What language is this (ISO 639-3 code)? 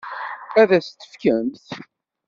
kab